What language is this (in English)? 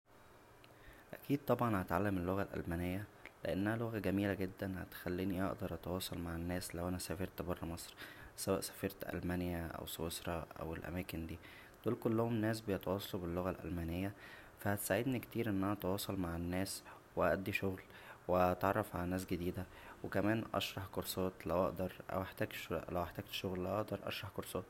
Egyptian Arabic